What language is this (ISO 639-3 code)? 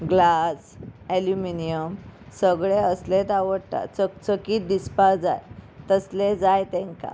kok